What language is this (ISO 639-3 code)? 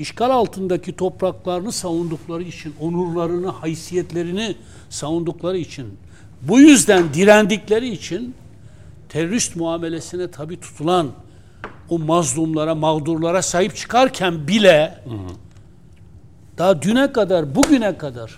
tur